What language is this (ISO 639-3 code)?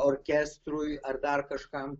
lit